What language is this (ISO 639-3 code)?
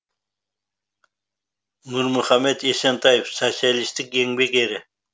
kaz